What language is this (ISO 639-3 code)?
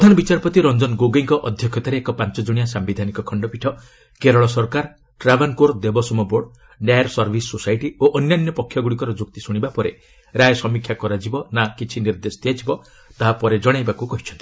ori